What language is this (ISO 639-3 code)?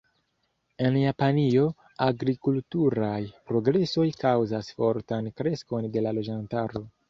epo